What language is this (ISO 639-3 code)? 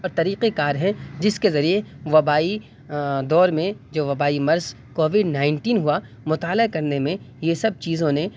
urd